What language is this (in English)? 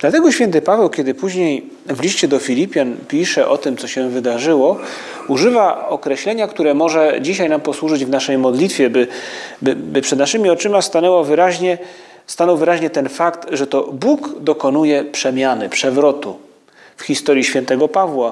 Polish